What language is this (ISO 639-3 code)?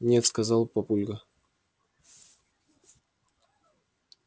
rus